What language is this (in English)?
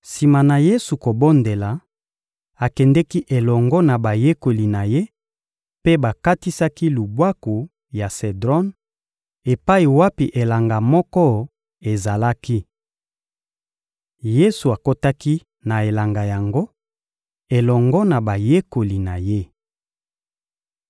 Lingala